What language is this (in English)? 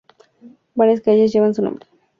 Spanish